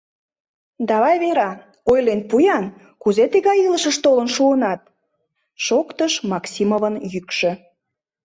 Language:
Mari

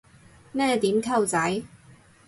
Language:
Cantonese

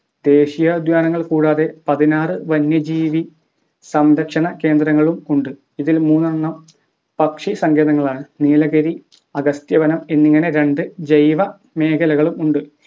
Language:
Malayalam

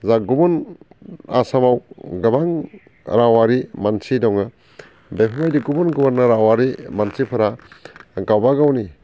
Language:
Bodo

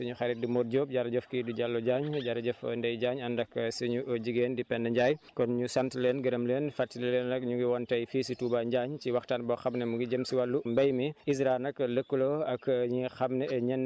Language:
Wolof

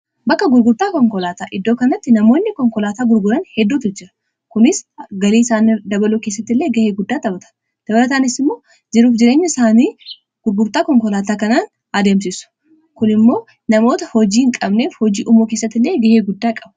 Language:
Oromo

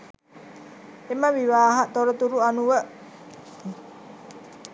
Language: Sinhala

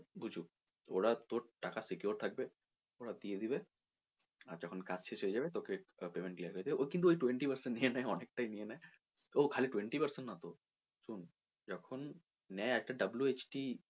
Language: Bangla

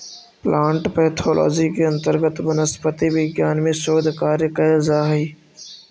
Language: Magahi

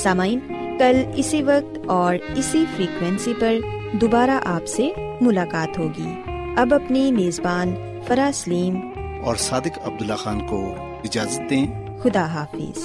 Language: Urdu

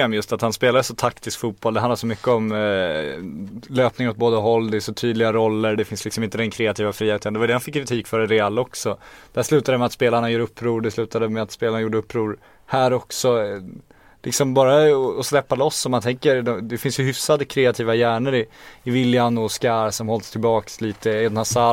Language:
Swedish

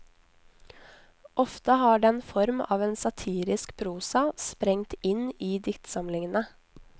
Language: Norwegian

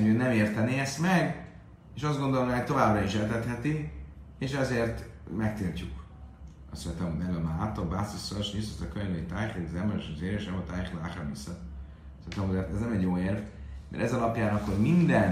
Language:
Hungarian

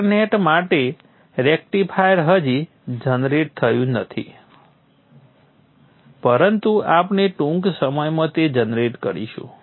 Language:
Gujarati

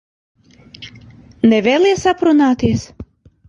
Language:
Latvian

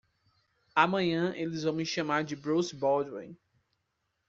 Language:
Portuguese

